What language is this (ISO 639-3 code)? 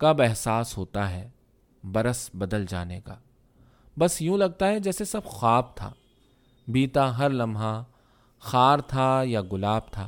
urd